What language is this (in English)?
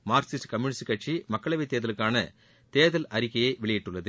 Tamil